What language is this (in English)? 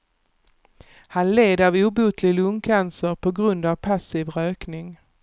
Swedish